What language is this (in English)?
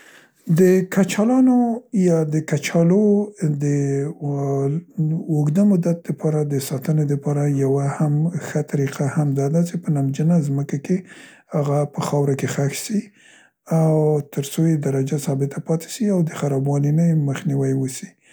Central Pashto